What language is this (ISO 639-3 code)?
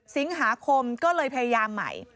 tha